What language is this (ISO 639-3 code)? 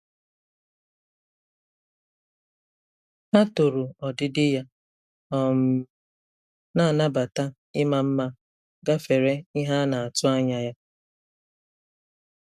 ibo